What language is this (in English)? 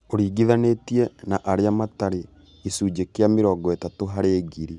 Kikuyu